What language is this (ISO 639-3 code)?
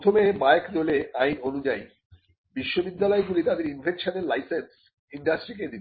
ben